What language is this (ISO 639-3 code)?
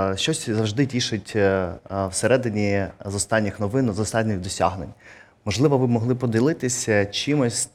ukr